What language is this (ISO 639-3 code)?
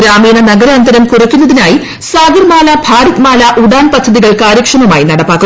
mal